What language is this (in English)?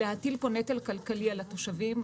Hebrew